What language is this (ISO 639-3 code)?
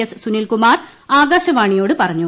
mal